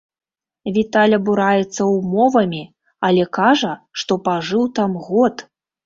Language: Belarusian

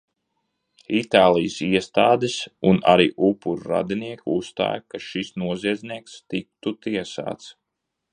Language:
Latvian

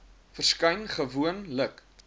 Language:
Afrikaans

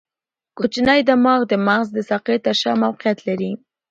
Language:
Pashto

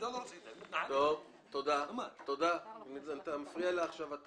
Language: Hebrew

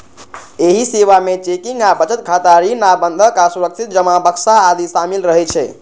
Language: Maithili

